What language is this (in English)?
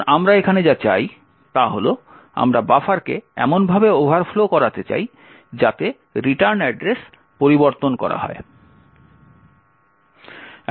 Bangla